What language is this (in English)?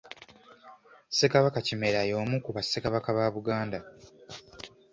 Ganda